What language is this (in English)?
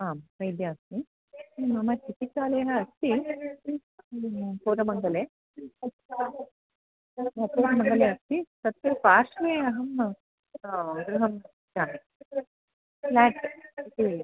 Sanskrit